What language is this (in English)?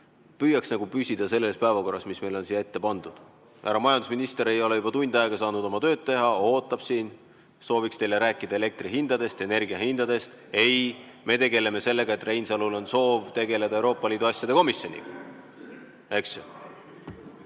Estonian